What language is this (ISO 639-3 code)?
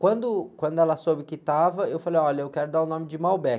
por